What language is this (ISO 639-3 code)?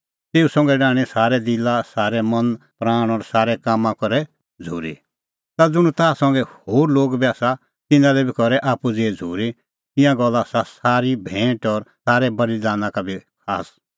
kfx